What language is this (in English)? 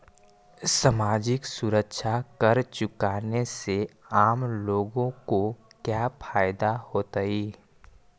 Magahi